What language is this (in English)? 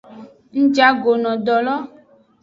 Aja (Benin)